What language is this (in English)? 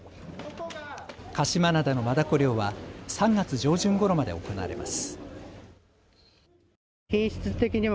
Japanese